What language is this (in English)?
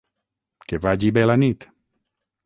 Catalan